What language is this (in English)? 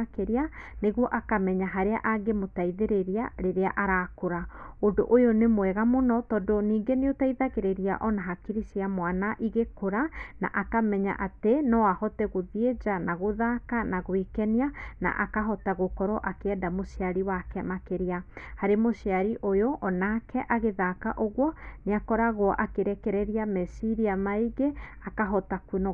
Kikuyu